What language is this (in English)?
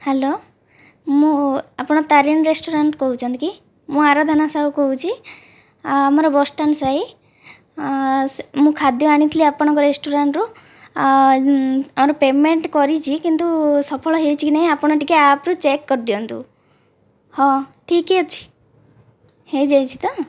Odia